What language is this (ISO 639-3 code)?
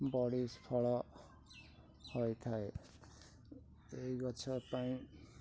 ori